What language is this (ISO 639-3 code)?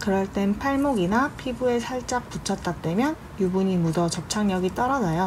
kor